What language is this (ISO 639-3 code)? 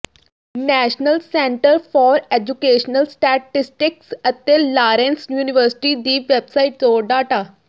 pan